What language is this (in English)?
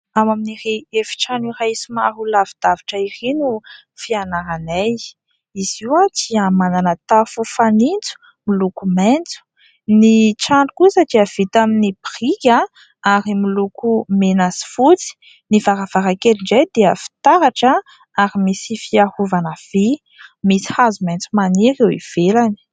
Malagasy